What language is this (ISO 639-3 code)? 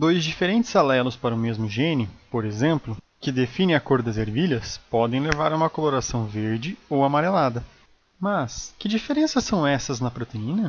por